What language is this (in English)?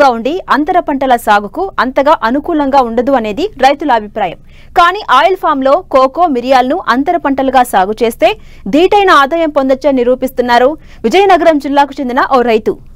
Telugu